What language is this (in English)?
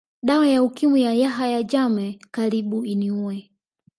Swahili